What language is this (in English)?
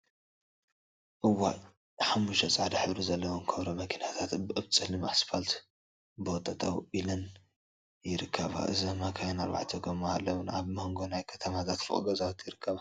Tigrinya